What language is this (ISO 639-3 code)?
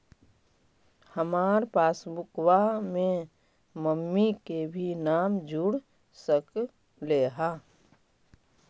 mag